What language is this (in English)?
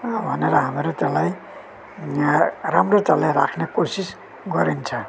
Nepali